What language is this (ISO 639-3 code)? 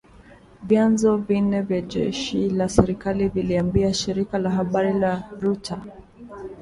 swa